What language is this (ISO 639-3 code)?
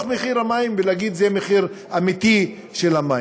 heb